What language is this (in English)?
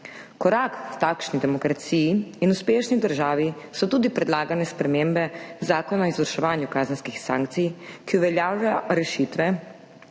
Slovenian